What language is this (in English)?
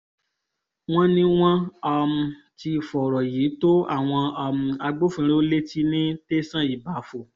Yoruba